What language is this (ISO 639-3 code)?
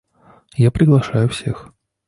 rus